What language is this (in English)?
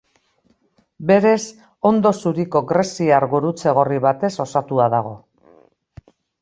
Basque